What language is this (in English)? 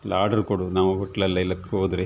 Kannada